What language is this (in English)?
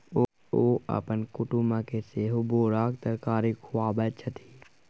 Maithili